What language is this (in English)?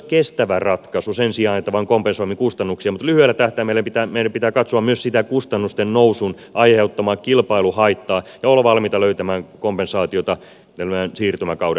Finnish